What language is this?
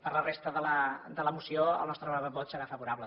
Catalan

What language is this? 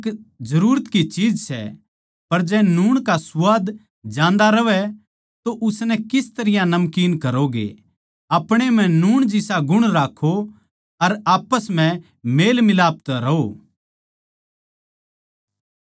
Haryanvi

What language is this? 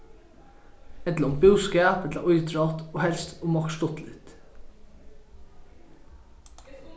Faroese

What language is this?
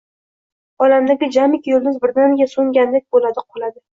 Uzbek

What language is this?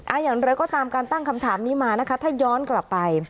Thai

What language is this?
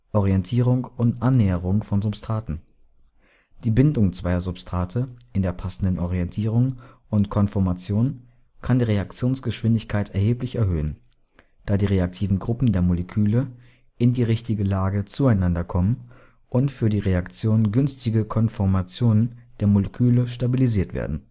German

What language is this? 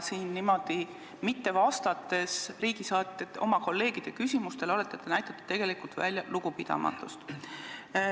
Estonian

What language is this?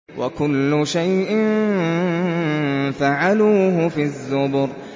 Arabic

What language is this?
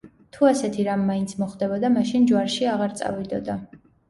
Georgian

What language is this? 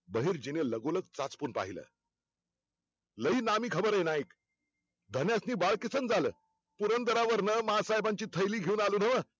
Marathi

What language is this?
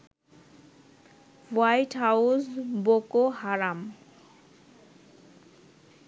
Bangla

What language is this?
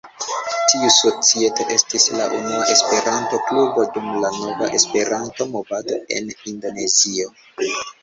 Esperanto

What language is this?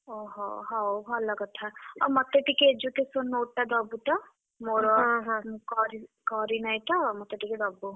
Odia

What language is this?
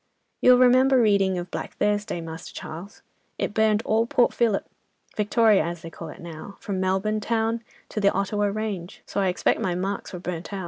English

